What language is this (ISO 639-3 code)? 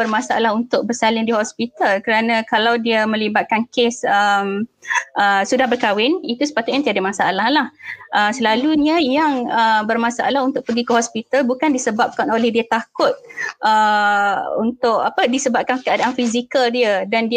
msa